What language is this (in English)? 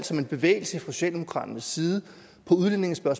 Danish